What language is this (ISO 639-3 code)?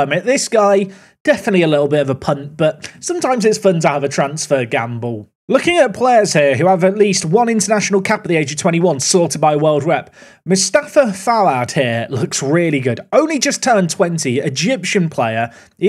eng